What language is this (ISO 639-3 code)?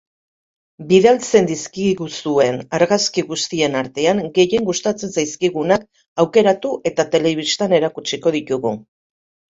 eus